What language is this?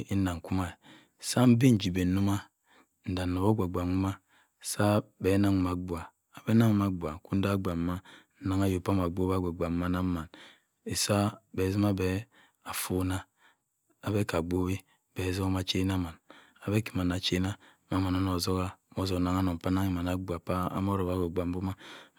Cross River Mbembe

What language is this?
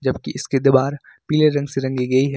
Hindi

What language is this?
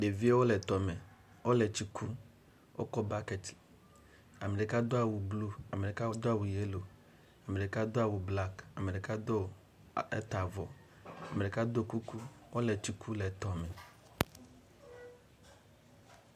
Ewe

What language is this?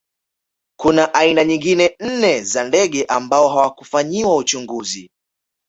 Swahili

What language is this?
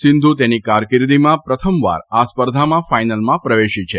Gujarati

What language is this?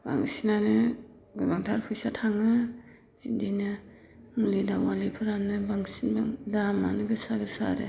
Bodo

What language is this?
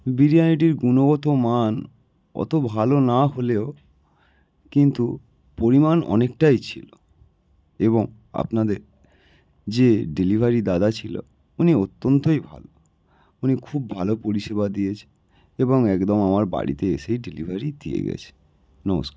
Bangla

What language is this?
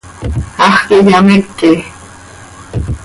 Seri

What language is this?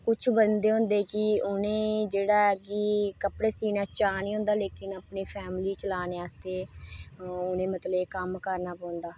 Dogri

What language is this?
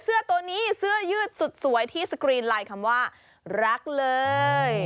Thai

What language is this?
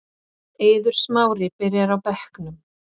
Icelandic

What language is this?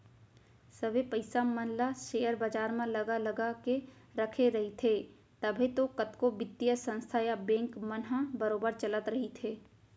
Chhattisgarhi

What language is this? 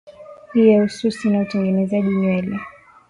Swahili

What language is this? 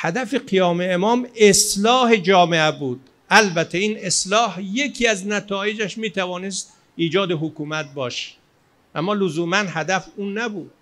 Persian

